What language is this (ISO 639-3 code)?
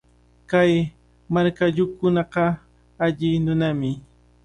qvl